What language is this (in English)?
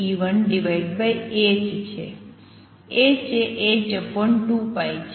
Gujarati